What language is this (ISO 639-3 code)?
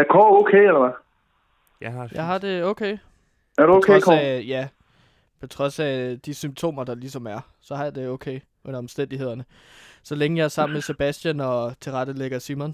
dan